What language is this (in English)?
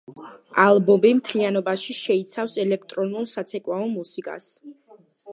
Georgian